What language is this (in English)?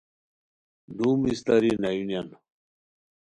Khowar